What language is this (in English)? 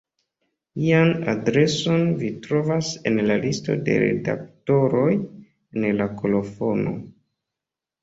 Esperanto